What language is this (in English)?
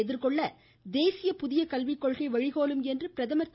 Tamil